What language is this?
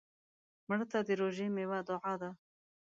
Pashto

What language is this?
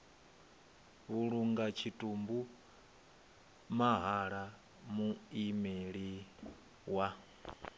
Venda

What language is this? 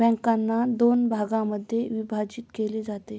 Marathi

